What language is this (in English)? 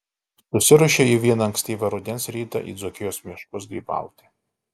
Lithuanian